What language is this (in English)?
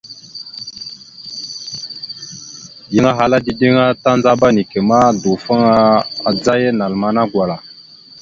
Mada (Cameroon)